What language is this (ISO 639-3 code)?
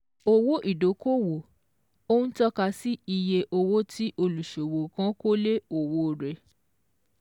yor